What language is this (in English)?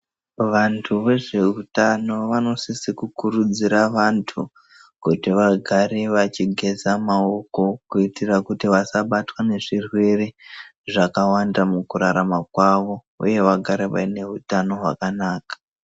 Ndau